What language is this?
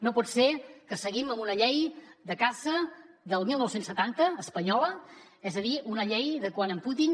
Catalan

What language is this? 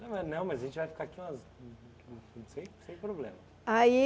Portuguese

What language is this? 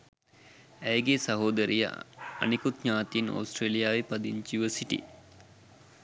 Sinhala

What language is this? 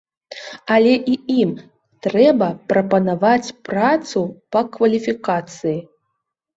Belarusian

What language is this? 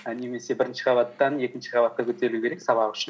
Kazakh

